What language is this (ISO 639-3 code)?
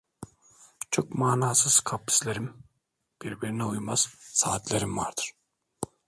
tur